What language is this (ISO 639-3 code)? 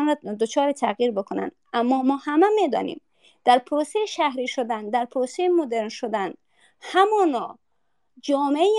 fas